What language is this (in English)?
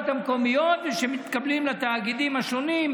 Hebrew